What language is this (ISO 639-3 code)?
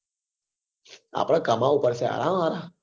guj